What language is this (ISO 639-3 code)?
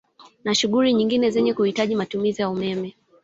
swa